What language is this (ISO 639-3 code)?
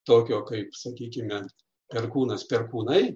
lit